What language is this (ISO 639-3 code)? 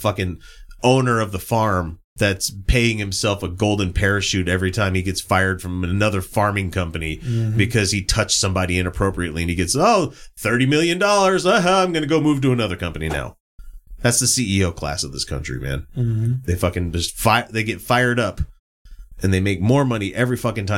eng